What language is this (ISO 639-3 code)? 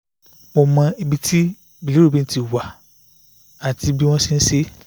yor